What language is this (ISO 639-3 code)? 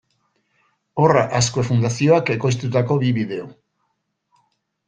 eus